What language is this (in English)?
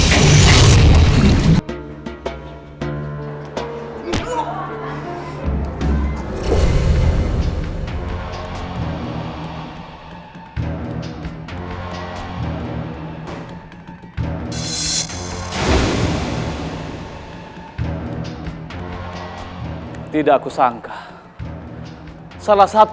Indonesian